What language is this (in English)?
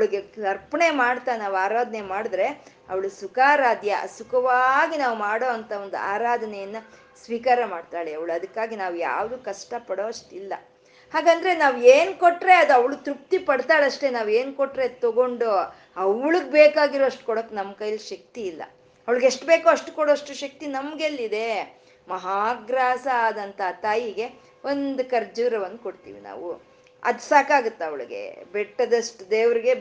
Kannada